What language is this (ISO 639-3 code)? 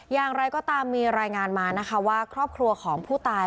tha